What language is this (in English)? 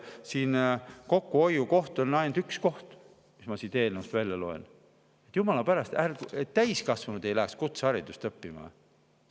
Estonian